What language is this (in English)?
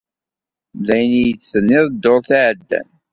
Kabyle